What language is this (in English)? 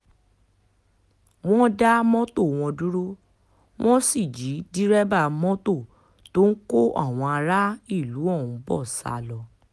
Yoruba